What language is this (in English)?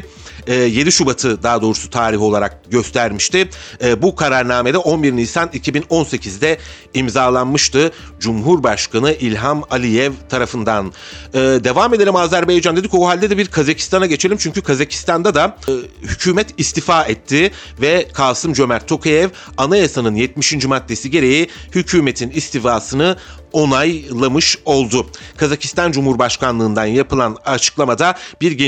Turkish